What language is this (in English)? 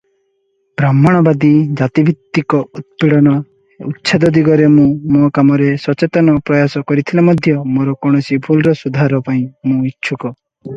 Odia